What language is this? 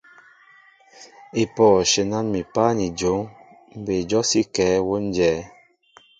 Mbo (Cameroon)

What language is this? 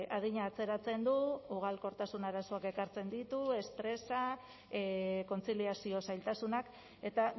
Basque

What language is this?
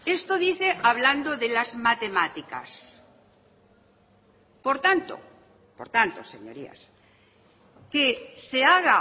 Spanish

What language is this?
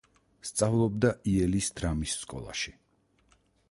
Georgian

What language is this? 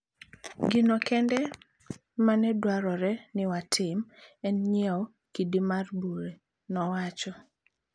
Luo (Kenya and Tanzania)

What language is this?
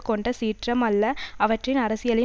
Tamil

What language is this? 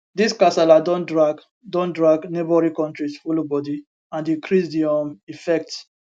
Nigerian Pidgin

